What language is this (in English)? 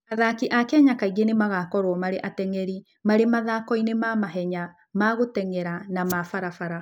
Kikuyu